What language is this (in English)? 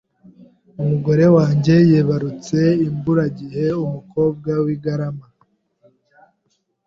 Kinyarwanda